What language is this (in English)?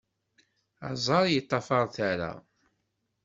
Kabyle